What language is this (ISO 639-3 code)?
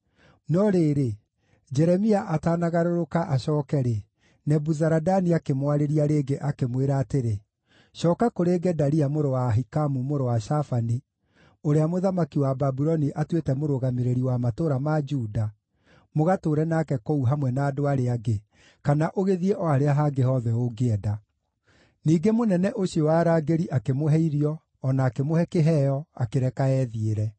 kik